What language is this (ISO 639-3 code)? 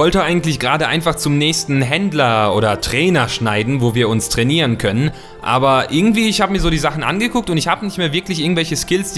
deu